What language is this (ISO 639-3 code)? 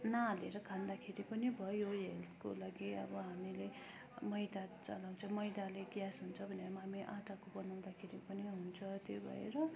nep